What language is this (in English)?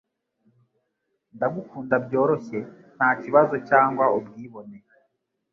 Kinyarwanda